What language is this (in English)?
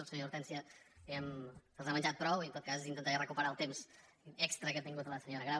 Catalan